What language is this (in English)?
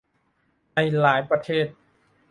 Thai